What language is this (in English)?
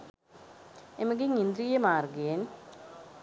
Sinhala